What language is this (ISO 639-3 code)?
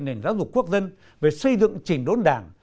vie